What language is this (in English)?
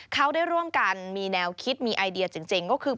Thai